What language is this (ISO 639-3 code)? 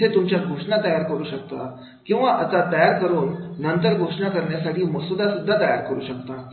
mar